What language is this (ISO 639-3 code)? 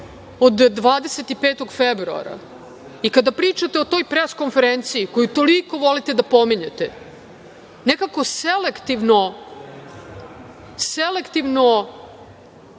srp